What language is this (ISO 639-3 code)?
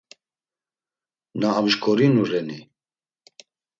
lzz